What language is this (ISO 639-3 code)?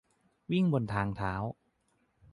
tha